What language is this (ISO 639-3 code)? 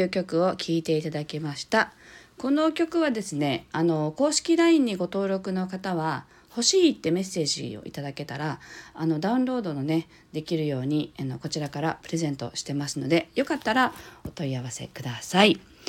jpn